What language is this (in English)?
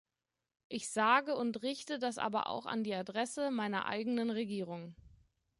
German